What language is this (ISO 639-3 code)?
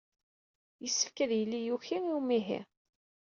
kab